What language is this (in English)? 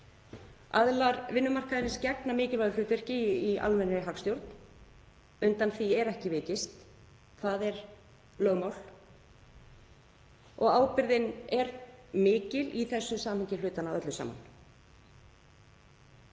Icelandic